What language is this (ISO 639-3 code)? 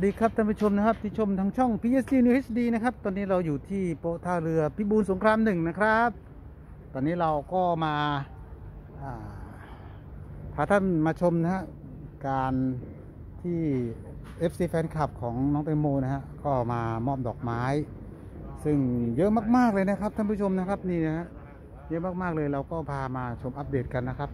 tha